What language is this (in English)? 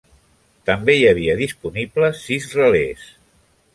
Catalan